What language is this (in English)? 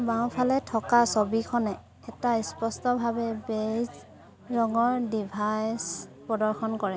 Assamese